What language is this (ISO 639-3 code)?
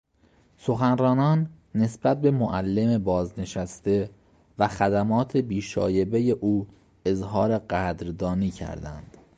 fas